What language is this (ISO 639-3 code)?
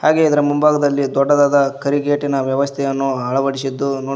kan